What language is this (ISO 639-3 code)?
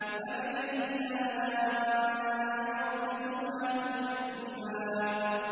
ara